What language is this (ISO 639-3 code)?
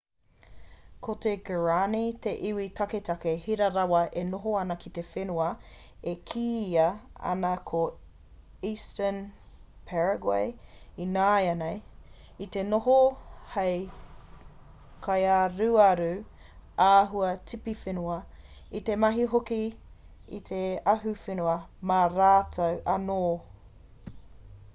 mri